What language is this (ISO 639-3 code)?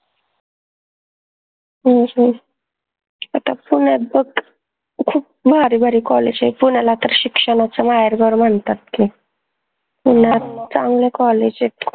mar